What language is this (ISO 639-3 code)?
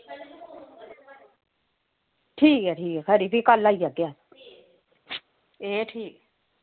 doi